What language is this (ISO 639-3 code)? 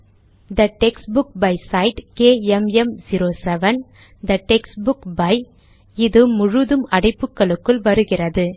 tam